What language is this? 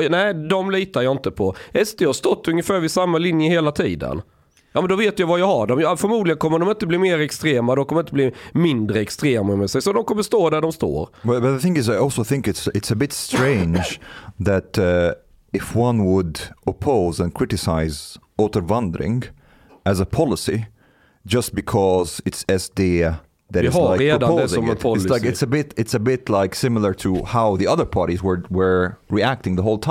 Swedish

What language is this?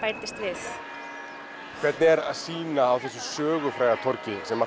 Icelandic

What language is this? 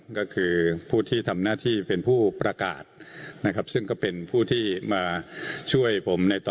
Thai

